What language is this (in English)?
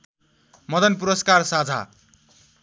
Nepali